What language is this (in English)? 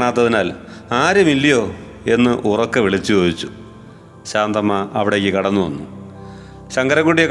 Malayalam